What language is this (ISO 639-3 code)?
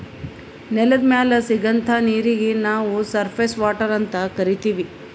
kan